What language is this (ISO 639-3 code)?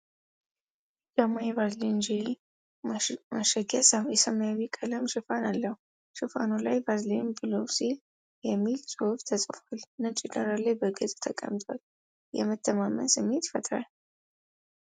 amh